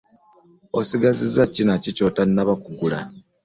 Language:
Ganda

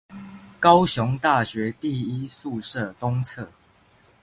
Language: Chinese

